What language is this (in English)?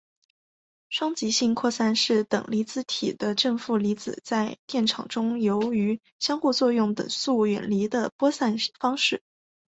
Chinese